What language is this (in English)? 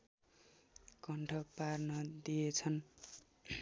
Nepali